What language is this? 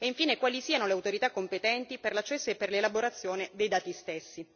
Italian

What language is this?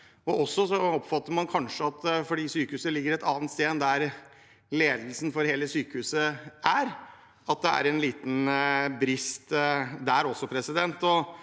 Norwegian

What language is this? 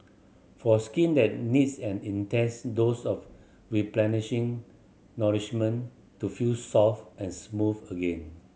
English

